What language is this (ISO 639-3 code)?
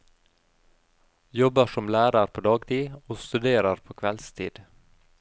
nor